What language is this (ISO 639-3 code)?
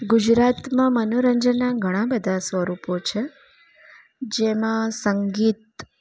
guj